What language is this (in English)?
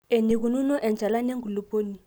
Masai